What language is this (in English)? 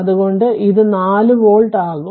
Malayalam